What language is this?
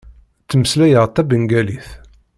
Kabyle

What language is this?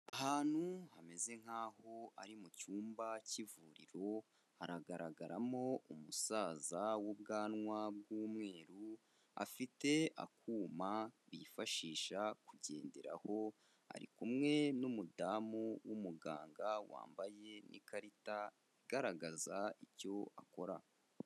Kinyarwanda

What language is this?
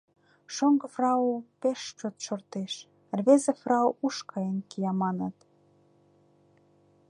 Mari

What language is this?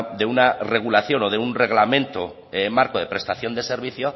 Spanish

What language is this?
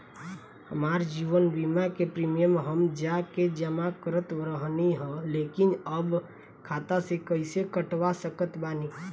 Bhojpuri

